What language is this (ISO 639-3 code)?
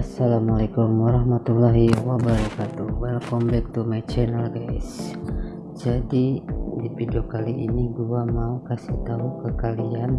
ind